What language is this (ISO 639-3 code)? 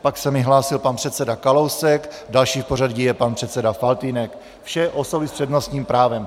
ces